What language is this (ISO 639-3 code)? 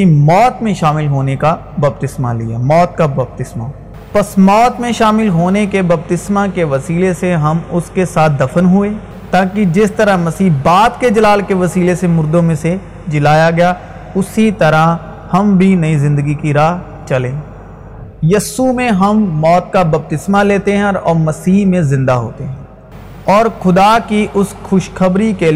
urd